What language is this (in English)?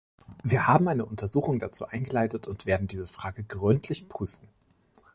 German